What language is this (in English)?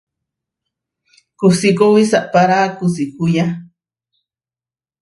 Huarijio